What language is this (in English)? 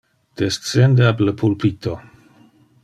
Interlingua